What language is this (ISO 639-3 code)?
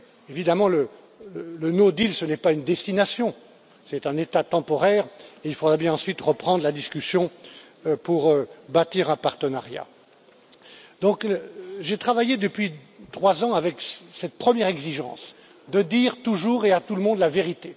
fra